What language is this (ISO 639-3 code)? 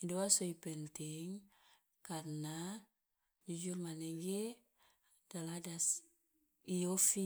loa